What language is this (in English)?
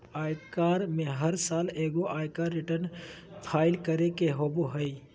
Magahi